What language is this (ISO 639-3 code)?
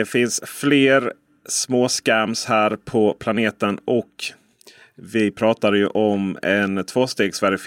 swe